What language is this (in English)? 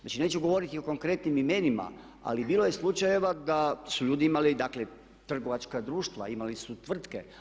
Croatian